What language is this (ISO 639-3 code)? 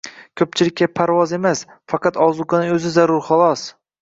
uzb